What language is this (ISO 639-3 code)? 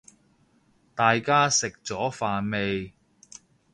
yue